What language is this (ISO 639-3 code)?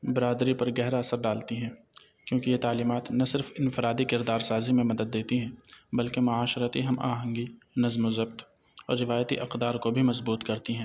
urd